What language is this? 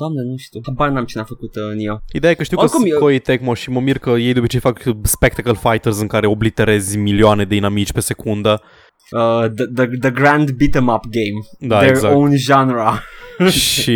Romanian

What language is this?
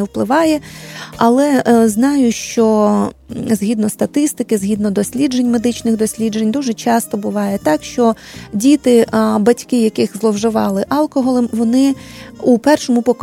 Ukrainian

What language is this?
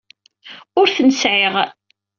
Kabyle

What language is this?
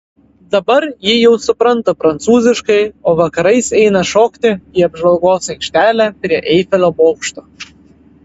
Lithuanian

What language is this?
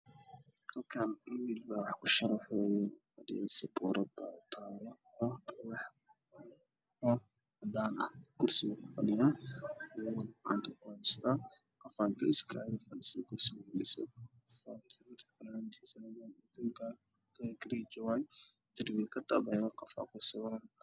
Somali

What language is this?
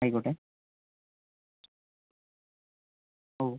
Malayalam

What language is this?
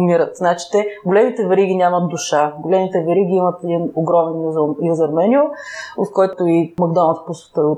Bulgarian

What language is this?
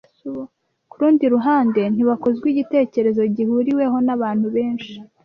Kinyarwanda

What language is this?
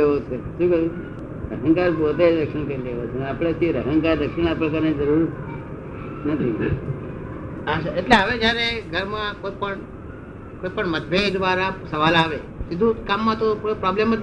Gujarati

